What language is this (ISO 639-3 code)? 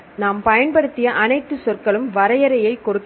tam